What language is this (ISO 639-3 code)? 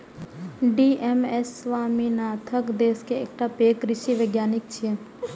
mai